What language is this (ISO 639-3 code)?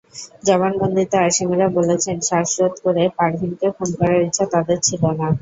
ben